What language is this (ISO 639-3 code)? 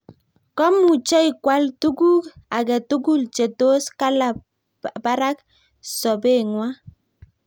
kln